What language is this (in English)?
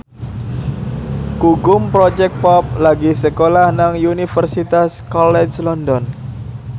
Javanese